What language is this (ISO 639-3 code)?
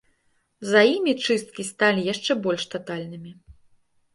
bel